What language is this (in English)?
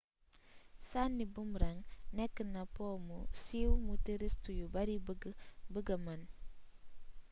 Wolof